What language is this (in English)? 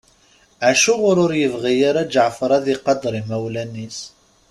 Kabyle